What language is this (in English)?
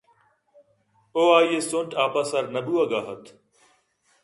Eastern Balochi